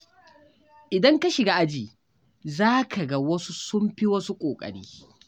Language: Hausa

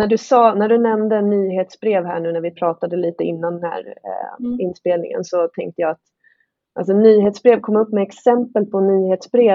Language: Swedish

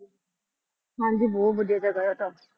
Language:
Punjabi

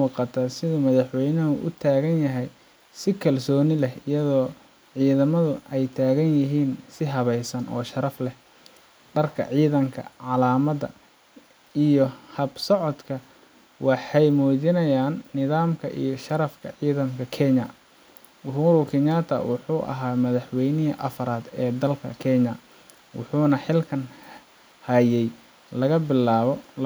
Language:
Somali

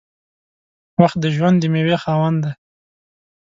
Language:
Pashto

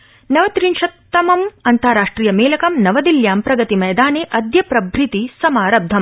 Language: Sanskrit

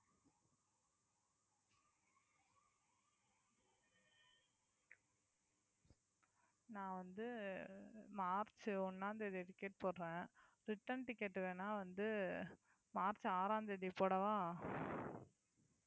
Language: Tamil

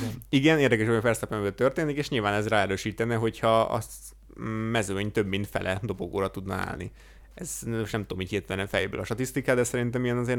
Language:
Hungarian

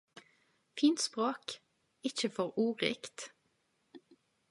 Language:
Norwegian Nynorsk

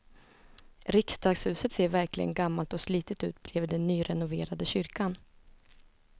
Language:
Swedish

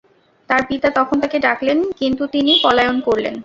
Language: Bangla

